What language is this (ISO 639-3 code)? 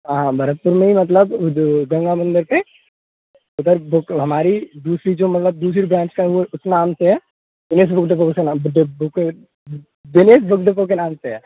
hin